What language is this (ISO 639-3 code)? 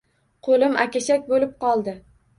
uzb